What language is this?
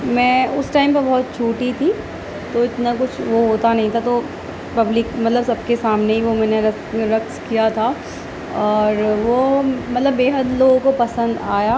Urdu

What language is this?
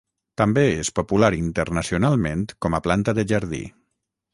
Catalan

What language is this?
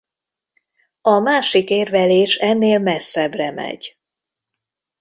Hungarian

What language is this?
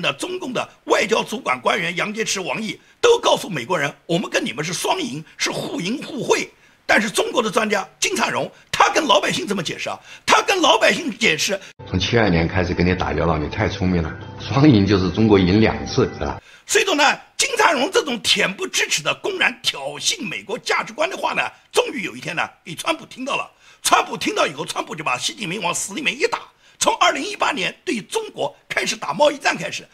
Chinese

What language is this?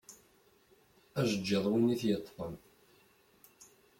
Kabyle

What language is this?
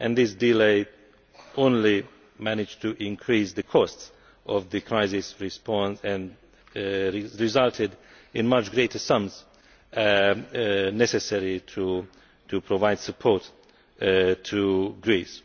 English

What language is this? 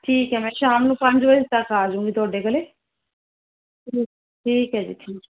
Punjabi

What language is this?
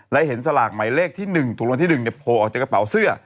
Thai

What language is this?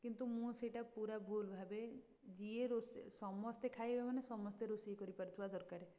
Odia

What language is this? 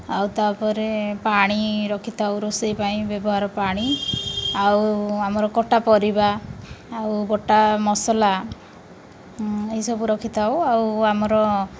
Odia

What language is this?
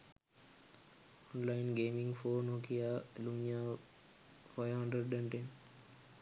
Sinhala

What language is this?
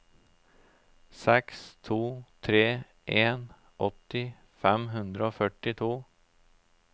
Norwegian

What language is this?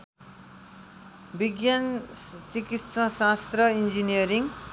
Nepali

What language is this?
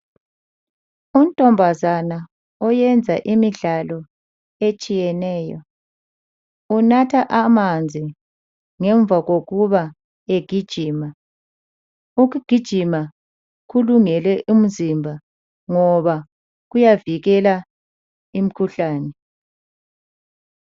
North Ndebele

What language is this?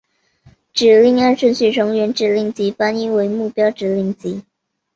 Chinese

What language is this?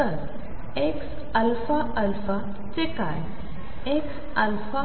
Marathi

